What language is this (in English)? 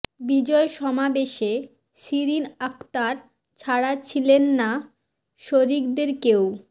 Bangla